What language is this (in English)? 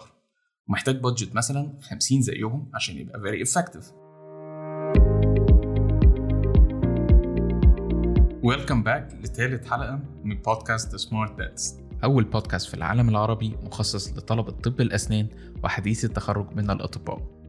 Arabic